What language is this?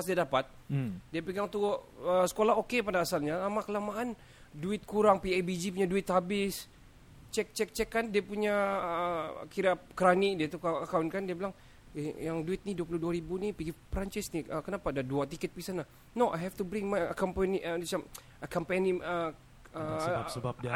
Malay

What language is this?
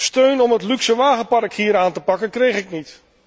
Dutch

